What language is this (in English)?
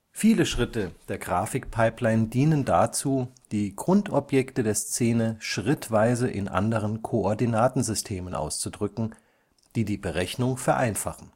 German